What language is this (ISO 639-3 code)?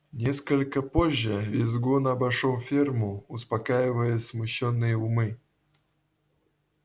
rus